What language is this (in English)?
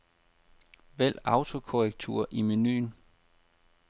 Danish